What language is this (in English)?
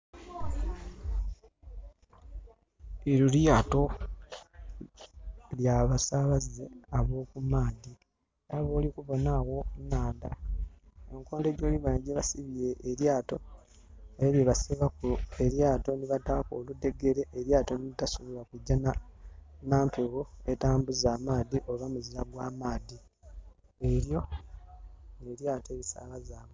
Soga